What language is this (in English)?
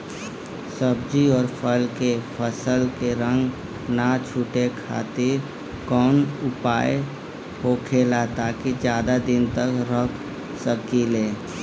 Bhojpuri